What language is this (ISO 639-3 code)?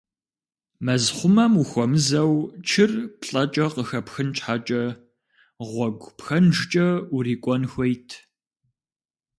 kbd